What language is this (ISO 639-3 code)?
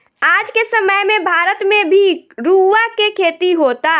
bho